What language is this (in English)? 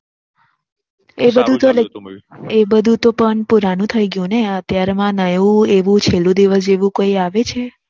Gujarati